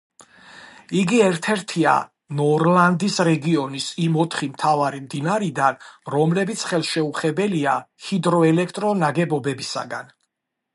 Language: Georgian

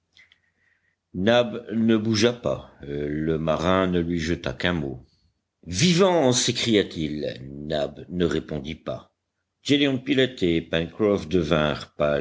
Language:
French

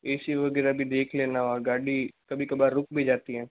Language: Hindi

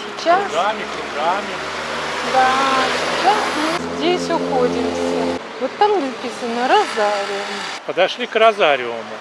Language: Russian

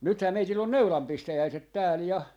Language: Finnish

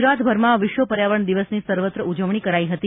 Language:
Gujarati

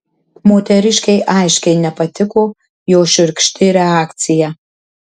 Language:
Lithuanian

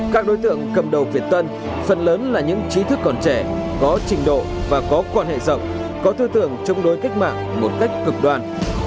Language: Vietnamese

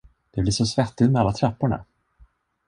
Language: Swedish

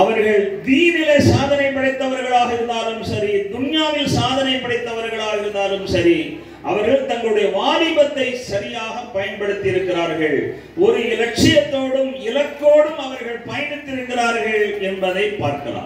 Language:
Tamil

